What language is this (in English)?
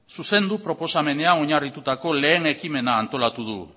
Basque